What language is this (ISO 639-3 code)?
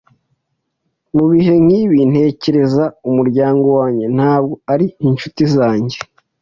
kin